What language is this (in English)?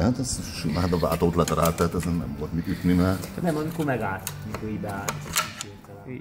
Hungarian